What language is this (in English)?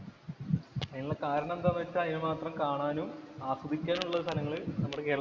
Malayalam